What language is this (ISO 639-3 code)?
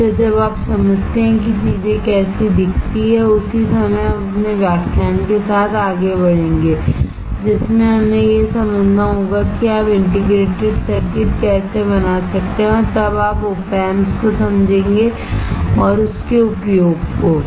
hin